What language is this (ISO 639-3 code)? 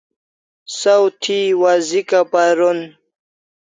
kls